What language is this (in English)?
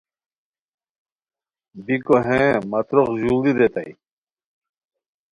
Khowar